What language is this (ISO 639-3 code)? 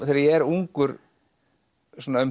isl